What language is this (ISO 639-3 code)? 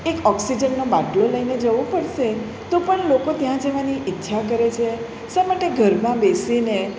guj